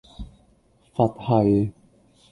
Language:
Cantonese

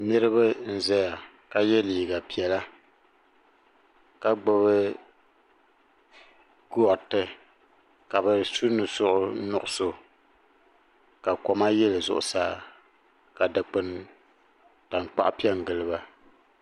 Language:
Dagbani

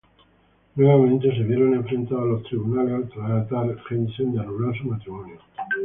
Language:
Spanish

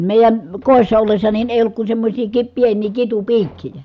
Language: Finnish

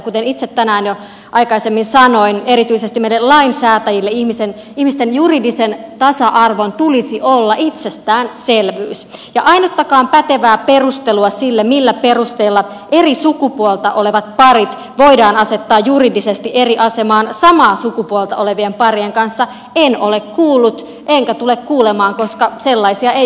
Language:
Finnish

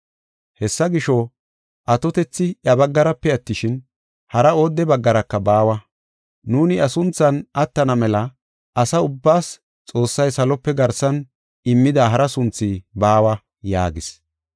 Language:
Gofa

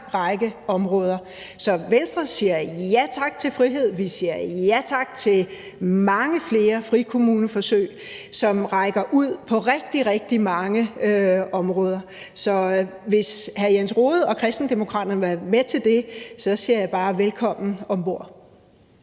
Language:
Danish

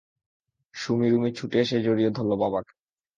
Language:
Bangla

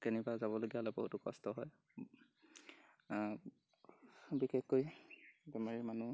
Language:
Assamese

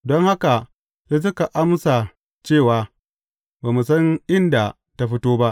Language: Hausa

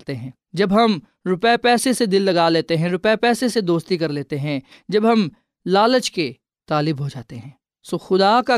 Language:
Urdu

